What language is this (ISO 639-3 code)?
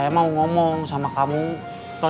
ind